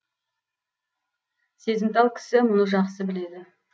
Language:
Kazakh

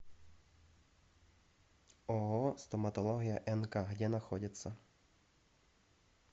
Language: Russian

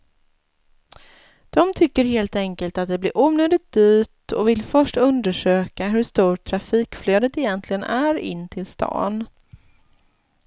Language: Swedish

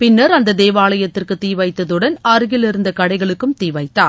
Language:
Tamil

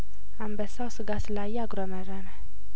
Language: Amharic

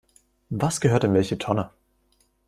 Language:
German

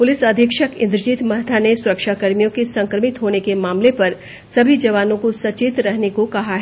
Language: Hindi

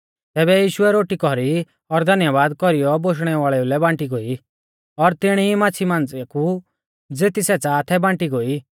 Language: Mahasu Pahari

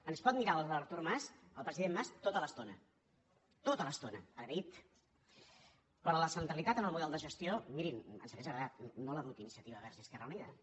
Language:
Catalan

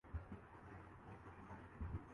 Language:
Urdu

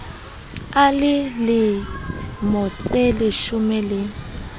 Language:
Southern Sotho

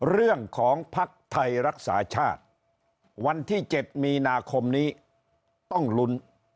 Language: Thai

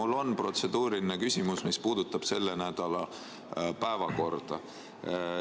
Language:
Estonian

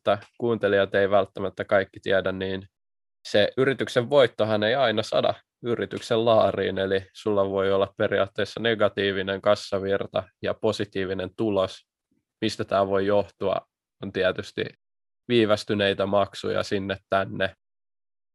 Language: Finnish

